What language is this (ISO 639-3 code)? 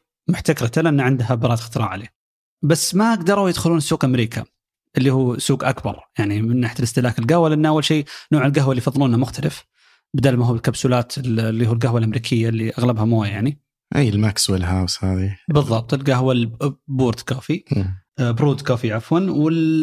ara